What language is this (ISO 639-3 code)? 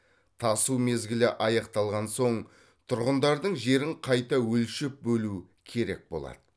kaz